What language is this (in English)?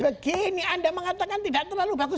Indonesian